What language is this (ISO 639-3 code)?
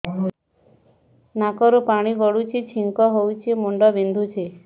ori